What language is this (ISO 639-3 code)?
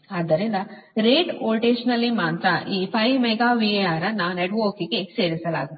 kan